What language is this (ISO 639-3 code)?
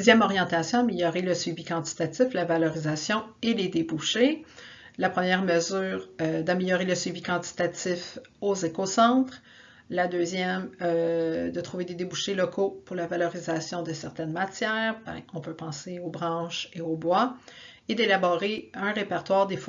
fra